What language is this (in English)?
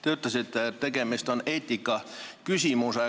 Estonian